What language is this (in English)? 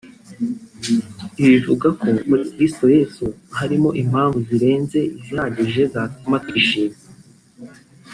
Kinyarwanda